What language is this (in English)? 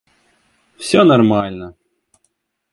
Russian